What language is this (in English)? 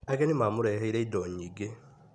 Kikuyu